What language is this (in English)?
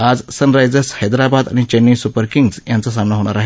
Marathi